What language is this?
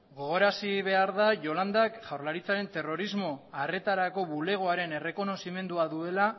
Basque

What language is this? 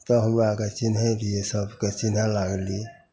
Maithili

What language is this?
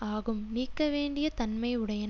Tamil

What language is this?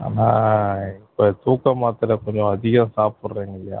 Tamil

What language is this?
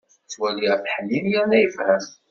Kabyle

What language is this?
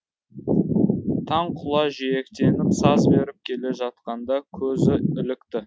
Kazakh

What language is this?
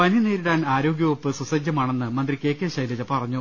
Malayalam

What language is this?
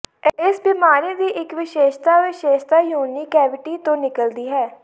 Punjabi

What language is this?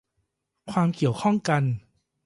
Thai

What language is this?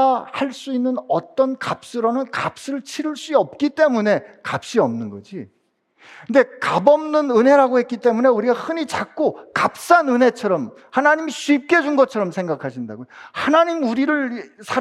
Korean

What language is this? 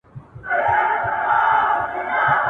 Pashto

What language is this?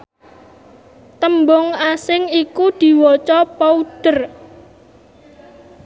Javanese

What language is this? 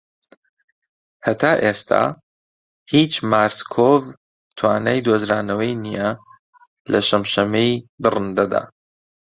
Central Kurdish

